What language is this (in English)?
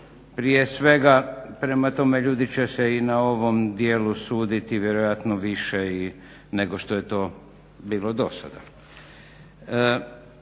Croatian